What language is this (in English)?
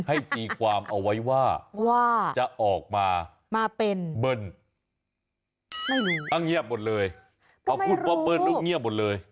Thai